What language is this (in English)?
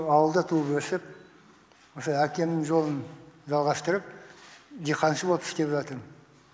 Kazakh